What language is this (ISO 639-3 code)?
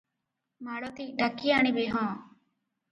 ori